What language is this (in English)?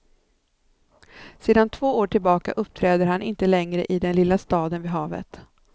Swedish